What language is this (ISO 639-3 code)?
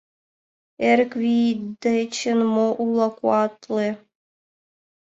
chm